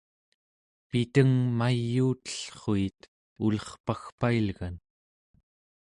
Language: Central Yupik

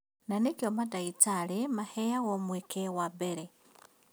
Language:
Kikuyu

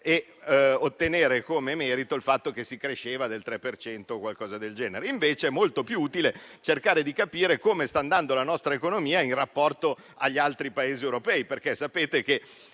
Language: Italian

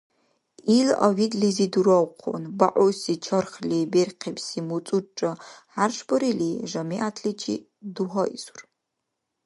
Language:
Dargwa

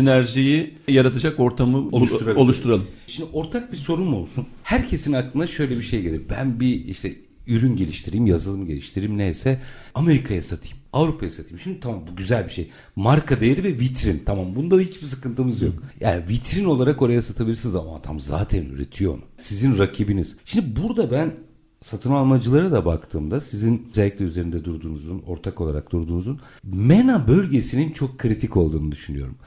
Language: Turkish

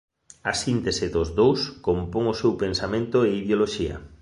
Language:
Galician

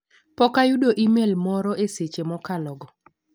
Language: Luo (Kenya and Tanzania)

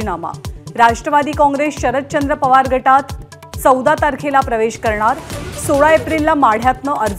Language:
Marathi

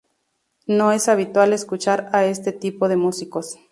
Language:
Spanish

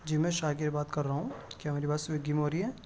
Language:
Urdu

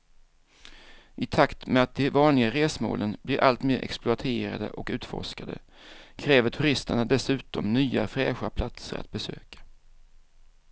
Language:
Swedish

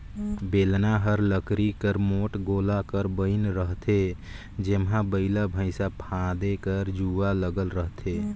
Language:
Chhattisgarhi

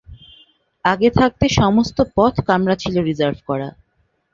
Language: Bangla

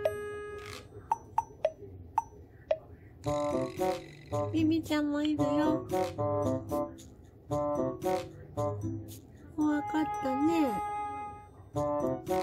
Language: Japanese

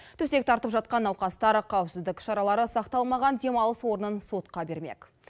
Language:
Kazakh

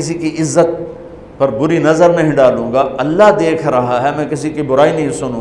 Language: Urdu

